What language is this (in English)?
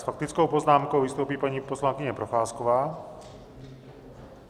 Czech